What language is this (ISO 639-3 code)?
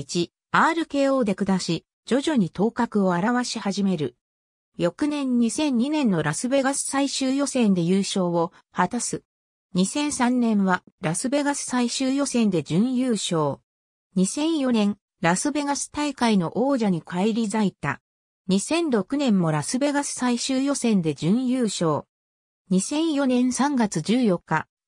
jpn